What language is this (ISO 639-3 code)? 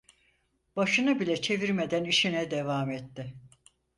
tur